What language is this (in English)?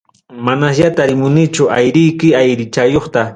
Ayacucho Quechua